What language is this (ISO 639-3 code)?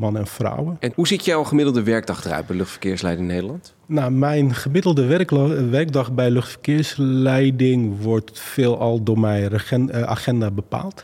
nld